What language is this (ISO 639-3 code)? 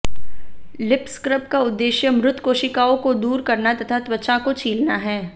hin